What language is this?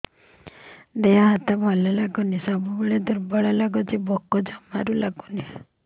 Odia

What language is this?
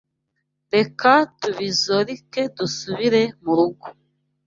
Kinyarwanda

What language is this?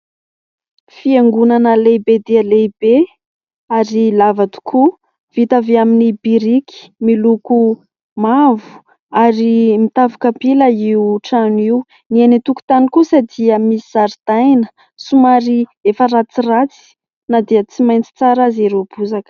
Malagasy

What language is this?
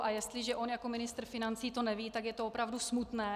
Czech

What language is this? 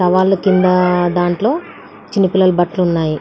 Telugu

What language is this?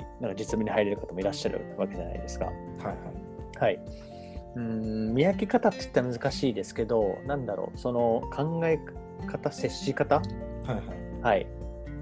Japanese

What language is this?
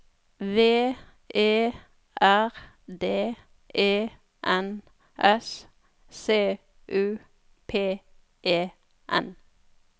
Norwegian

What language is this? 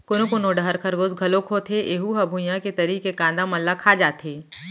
Chhattisgarhi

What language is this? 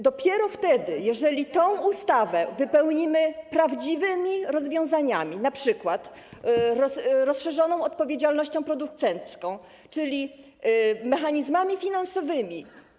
Polish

